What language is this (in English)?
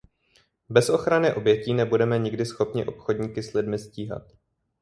Czech